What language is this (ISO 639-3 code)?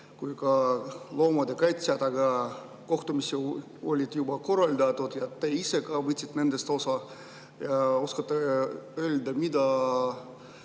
est